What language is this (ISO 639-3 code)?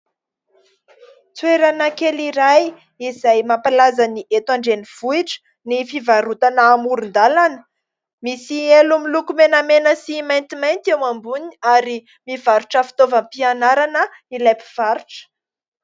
mlg